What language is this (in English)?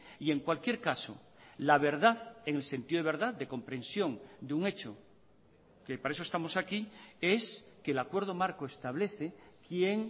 Spanish